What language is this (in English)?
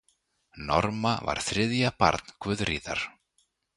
Icelandic